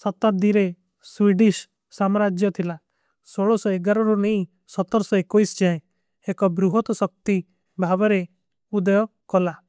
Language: Kui (India)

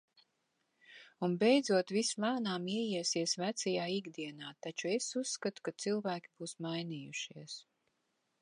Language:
Latvian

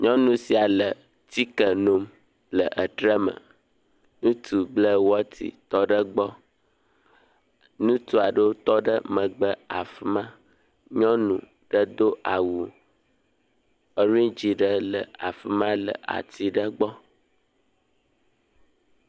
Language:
Ewe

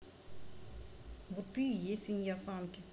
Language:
Russian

